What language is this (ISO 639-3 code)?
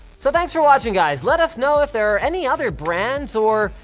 eng